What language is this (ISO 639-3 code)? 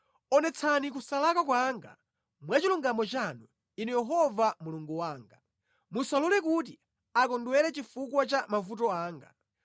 nya